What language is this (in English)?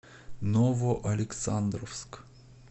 Russian